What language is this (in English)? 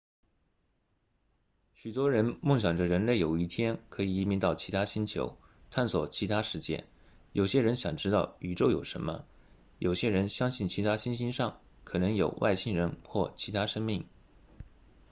Chinese